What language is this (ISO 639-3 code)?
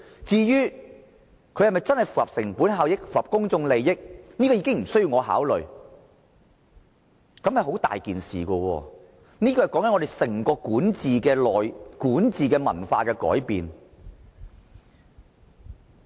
yue